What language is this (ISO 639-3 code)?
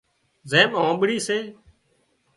kxp